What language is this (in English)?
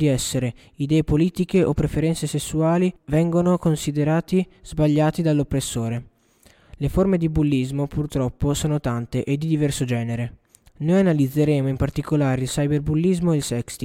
Italian